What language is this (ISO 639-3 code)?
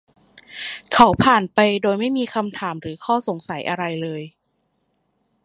tha